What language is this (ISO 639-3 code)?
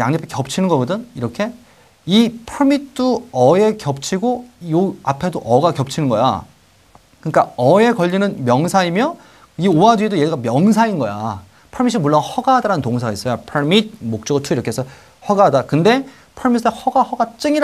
kor